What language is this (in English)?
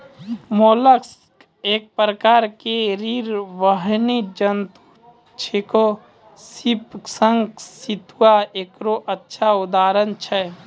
Maithili